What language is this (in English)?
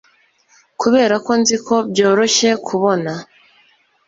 Kinyarwanda